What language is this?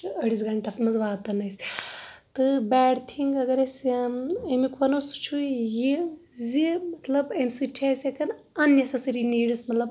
Kashmiri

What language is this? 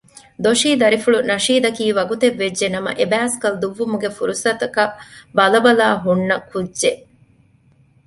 Divehi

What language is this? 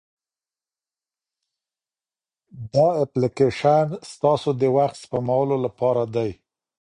Pashto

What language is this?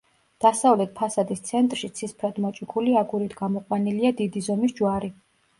Georgian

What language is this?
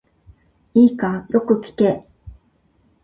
Japanese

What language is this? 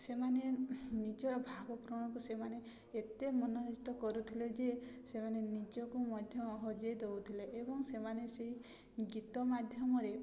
Odia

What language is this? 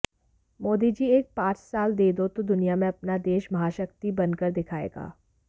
Hindi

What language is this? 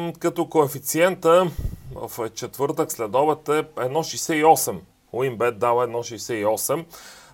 Bulgarian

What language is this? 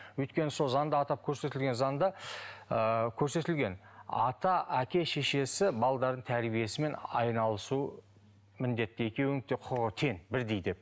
Kazakh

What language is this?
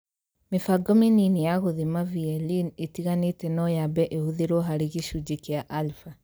Kikuyu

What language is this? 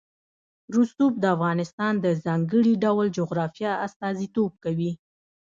Pashto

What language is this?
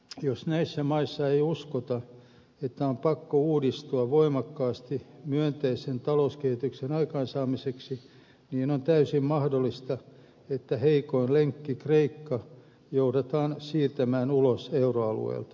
Finnish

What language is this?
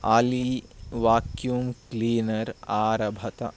Sanskrit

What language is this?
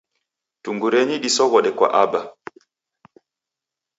Taita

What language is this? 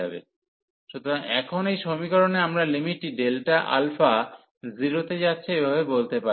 Bangla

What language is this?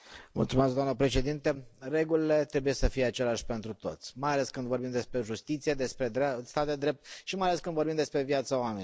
Romanian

